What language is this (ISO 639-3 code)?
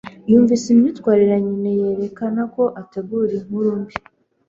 kin